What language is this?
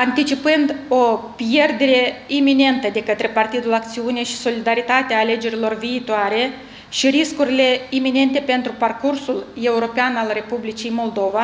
Romanian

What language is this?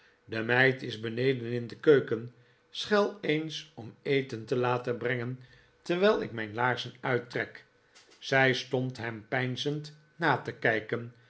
Dutch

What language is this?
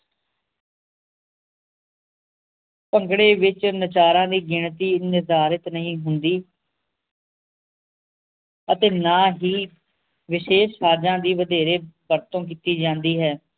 Punjabi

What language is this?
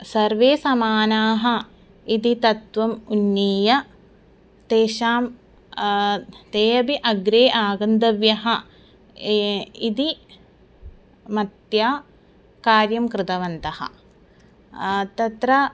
Sanskrit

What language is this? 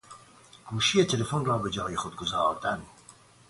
Persian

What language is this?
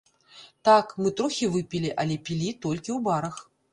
Belarusian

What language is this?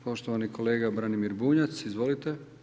Croatian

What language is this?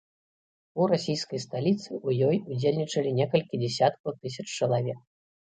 Belarusian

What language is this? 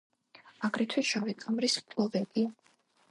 Georgian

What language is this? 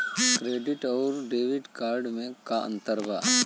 Bhojpuri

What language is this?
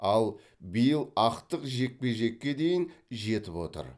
Kazakh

